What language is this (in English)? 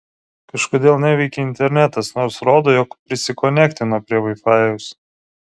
Lithuanian